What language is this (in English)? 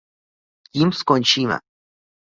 Czech